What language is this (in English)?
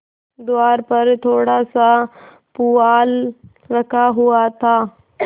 Hindi